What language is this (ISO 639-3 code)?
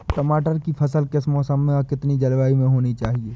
hin